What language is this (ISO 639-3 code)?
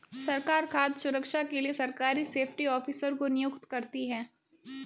hin